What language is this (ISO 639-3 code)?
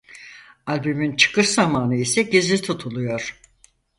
tur